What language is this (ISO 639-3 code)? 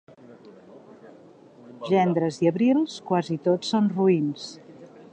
cat